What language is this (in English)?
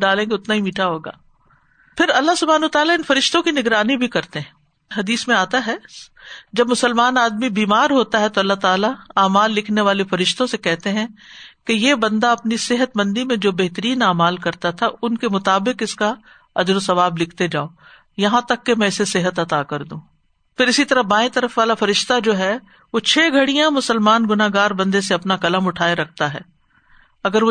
Urdu